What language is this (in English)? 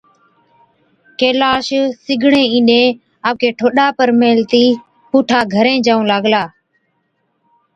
Od